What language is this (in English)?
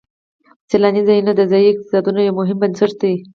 Pashto